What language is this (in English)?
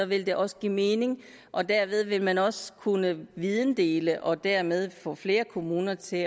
Danish